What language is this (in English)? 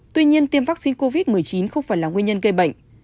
Vietnamese